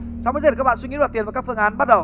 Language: Vietnamese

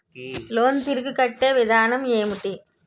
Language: Telugu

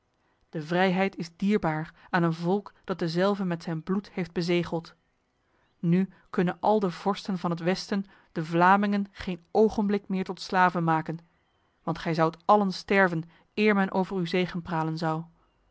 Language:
Dutch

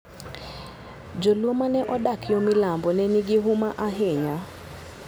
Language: Luo (Kenya and Tanzania)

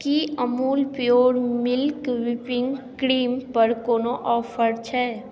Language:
Maithili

